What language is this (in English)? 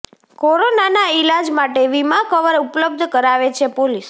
Gujarati